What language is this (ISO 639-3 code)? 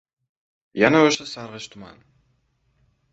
uzb